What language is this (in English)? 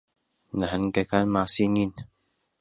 Central Kurdish